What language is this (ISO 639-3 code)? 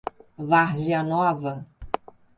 por